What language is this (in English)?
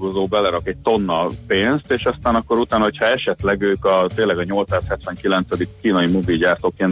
Hungarian